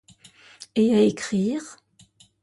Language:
French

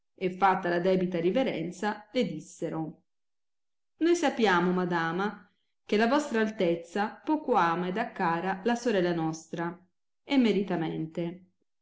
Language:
Italian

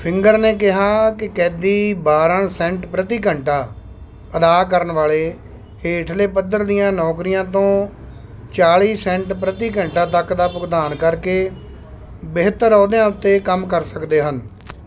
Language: Punjabi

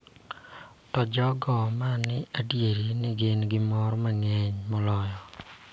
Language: Luo (Kenya and Tanzania)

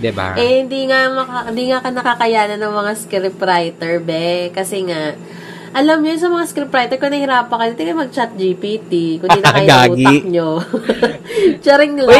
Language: Filipino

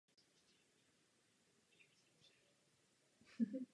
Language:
Czech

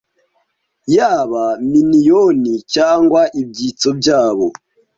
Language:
Kinyarwanda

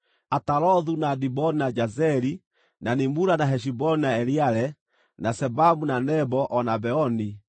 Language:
Kikuyu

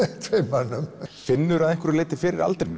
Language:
Icelandic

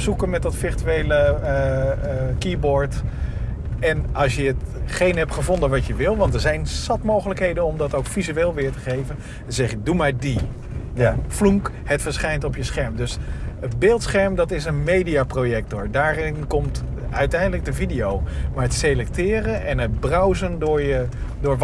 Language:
Dutch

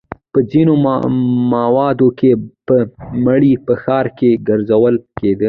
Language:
Pashto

